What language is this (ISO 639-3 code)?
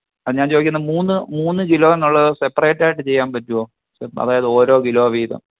mal